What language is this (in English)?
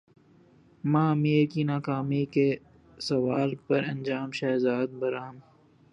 Urdu